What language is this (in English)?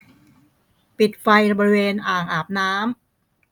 Thai